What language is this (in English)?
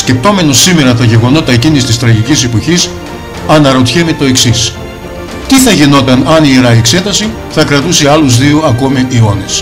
Greek